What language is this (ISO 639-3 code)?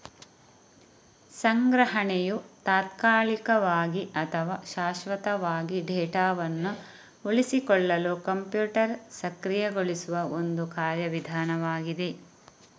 kan